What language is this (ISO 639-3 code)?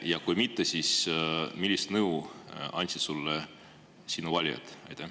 est